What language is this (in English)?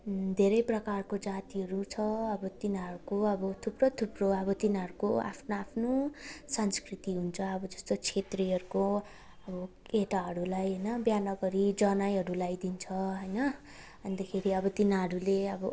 Nepali